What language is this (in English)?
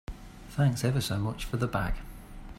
English